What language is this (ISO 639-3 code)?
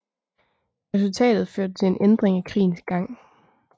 dan